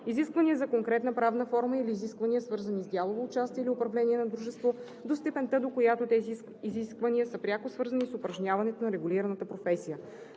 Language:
Bulgarian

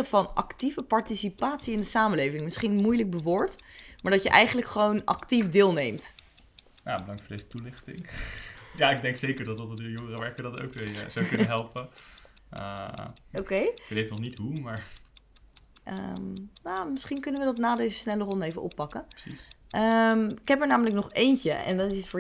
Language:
Dutch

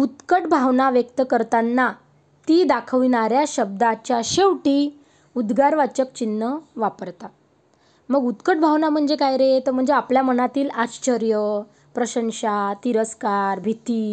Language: Marathi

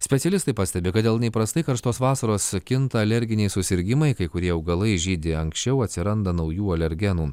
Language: Lithuanian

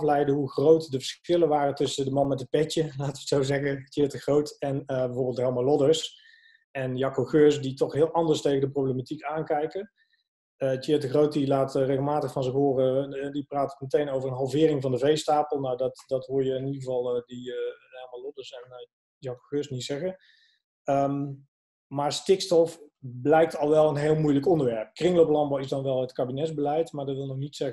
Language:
Dutch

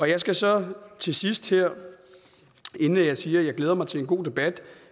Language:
Danish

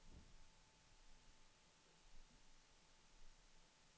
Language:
Swedish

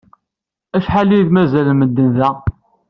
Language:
Kabyle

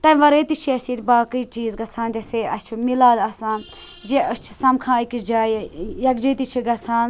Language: Kashmiri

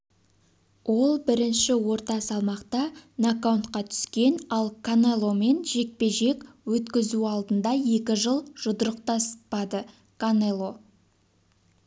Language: Kazakh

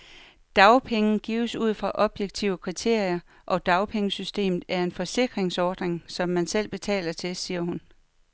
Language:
Danish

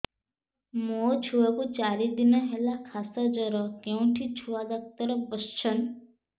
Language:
Odia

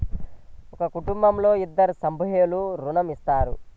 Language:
Telugu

